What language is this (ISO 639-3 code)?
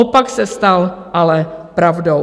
ces